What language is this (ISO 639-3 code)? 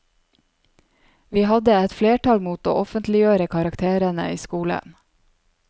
nor